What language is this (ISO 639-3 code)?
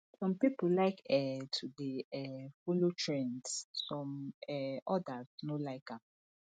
pcm